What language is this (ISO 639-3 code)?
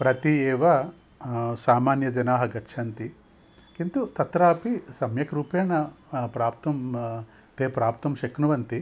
san